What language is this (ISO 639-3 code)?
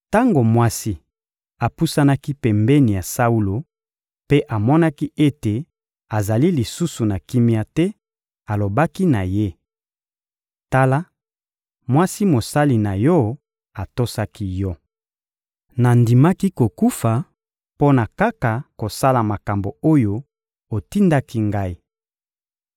lin